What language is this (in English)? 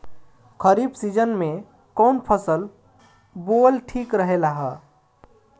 Bhojpuri